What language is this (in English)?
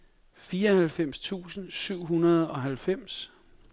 Danish